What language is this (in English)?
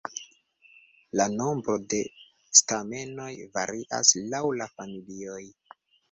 Esperanto